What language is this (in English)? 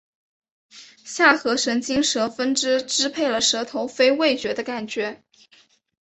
Chinese